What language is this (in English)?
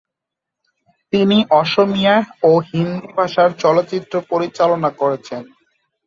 Bangla